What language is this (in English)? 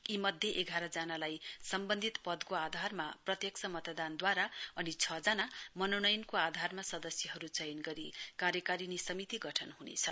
Nepali